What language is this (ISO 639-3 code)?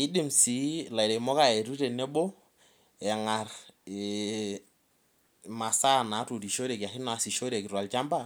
mas